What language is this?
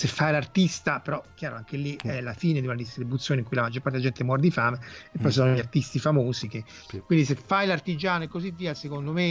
Italian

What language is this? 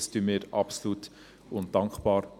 Swiss German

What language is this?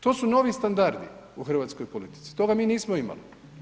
Croatian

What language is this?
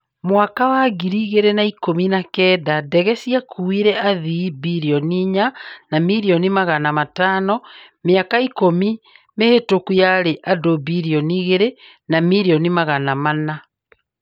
Kikuyu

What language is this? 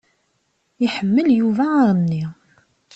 Kabyle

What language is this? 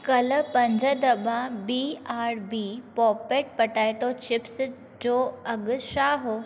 Sindhi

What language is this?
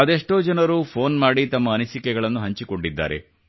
Kannada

